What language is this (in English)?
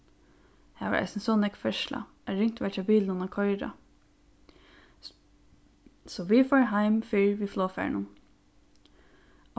Faroese